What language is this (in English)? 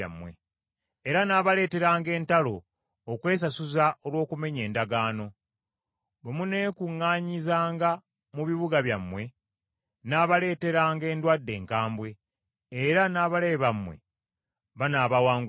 Ganda